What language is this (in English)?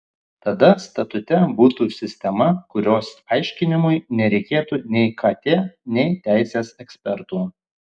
Lithuanian